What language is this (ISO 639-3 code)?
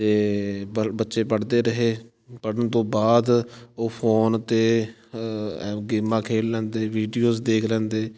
pan